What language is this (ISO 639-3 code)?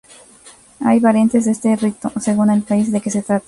spa